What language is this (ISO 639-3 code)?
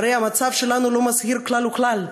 heb